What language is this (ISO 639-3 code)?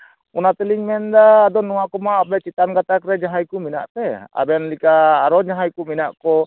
sat